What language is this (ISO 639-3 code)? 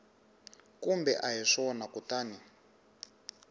tso